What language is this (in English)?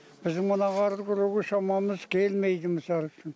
Kazakh